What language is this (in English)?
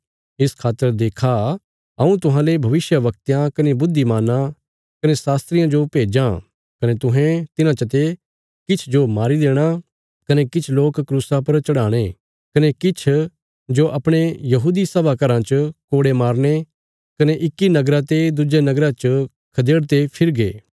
Bilaspuri